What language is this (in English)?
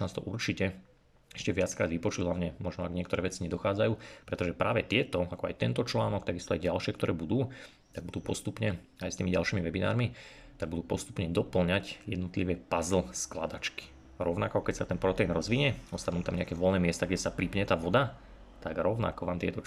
Slovak